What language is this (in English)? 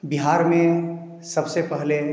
Hindi